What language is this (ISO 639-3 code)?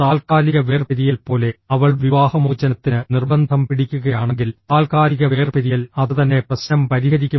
mal